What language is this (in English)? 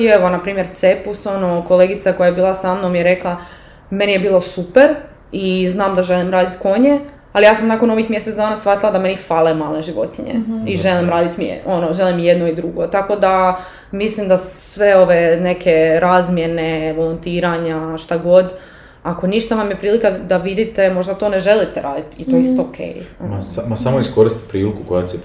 Croatian